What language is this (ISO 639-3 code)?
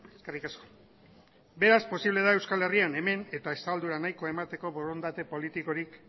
eus